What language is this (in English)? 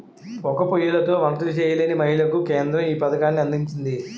Telugu